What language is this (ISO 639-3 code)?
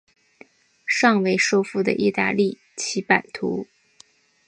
zho